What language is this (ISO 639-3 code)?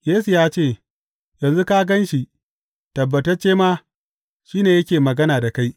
hau